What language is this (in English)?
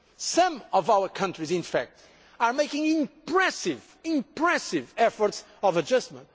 English